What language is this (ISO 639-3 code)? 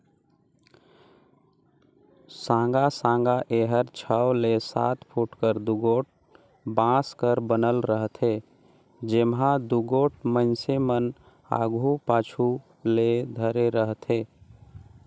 hne